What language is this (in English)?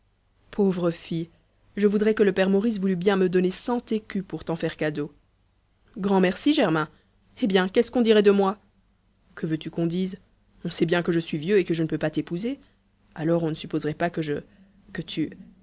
French